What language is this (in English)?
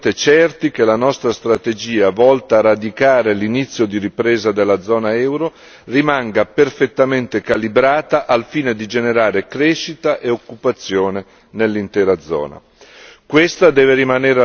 Italian